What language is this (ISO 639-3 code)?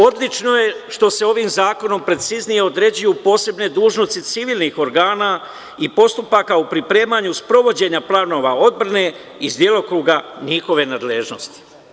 srp